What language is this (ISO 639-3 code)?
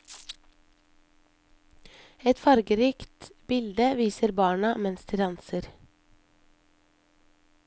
nor